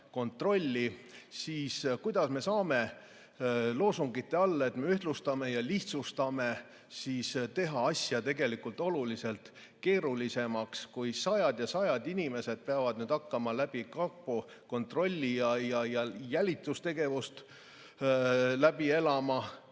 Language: Estonian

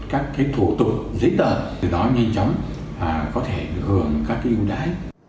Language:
Vietnamese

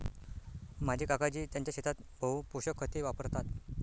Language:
Marathi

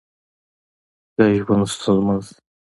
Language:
Pashto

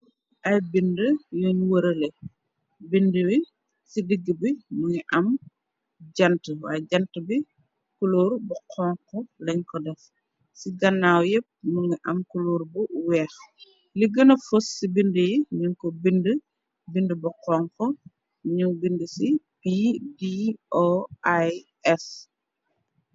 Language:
Wolof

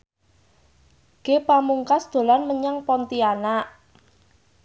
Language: Javanese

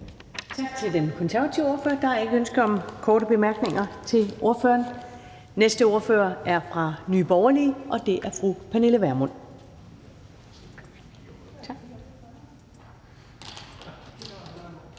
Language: Danish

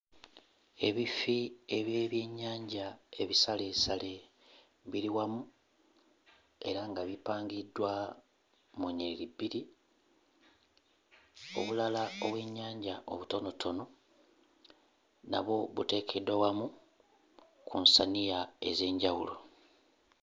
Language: Ganda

